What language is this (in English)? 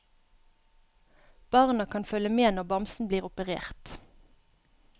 Norwegian